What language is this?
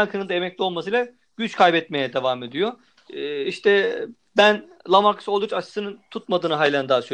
Turkish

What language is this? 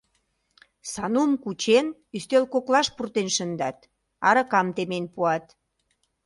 Mari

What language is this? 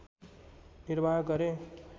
Nepali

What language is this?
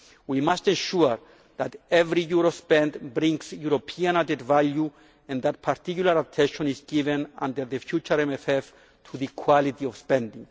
English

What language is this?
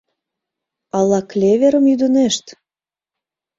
Mari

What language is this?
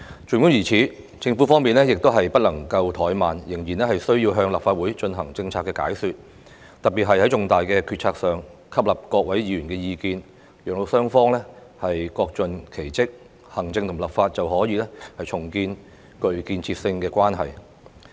Cantonese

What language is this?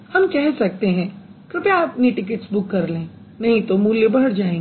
Hindi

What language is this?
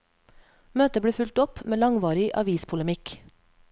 Norwegian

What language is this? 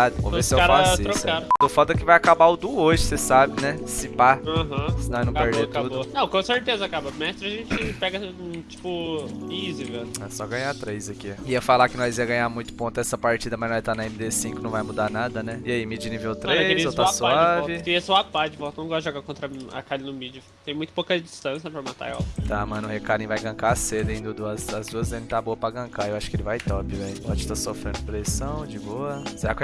Portuguese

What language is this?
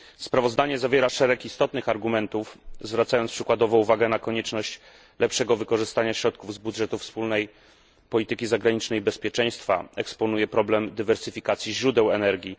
Polish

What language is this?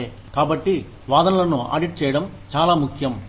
Telugu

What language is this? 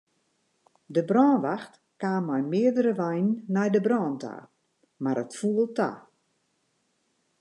Western Frisian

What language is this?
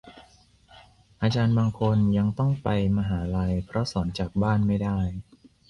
Thai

